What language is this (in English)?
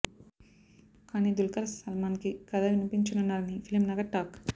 Telugu